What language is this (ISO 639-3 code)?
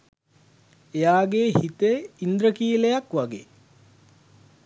sin